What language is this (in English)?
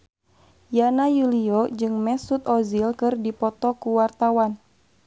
Sundanese